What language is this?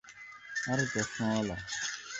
Bangla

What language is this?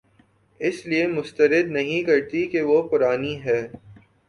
Urdu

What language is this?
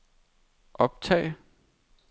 Danish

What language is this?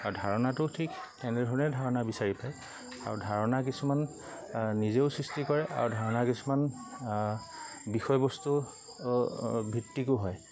Assamese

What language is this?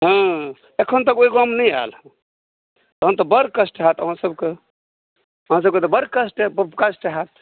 Maithili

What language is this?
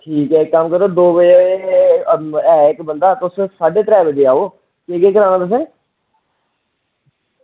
Dogri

